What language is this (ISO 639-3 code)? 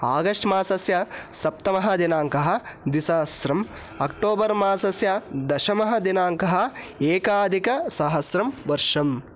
san